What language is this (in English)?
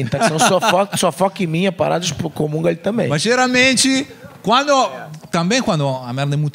Portuguese